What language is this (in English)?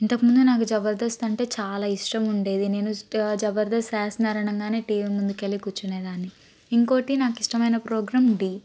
Telugu